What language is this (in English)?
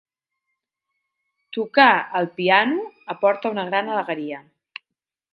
Catalan